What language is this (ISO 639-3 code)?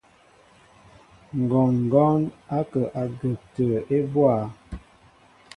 mbo